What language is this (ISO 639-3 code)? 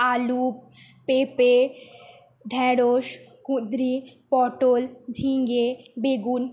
ben